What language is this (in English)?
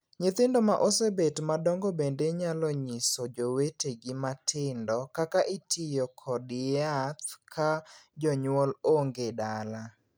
Luo (Kenya and Tanzania)